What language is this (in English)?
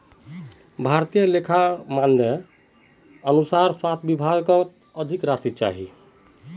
Magahi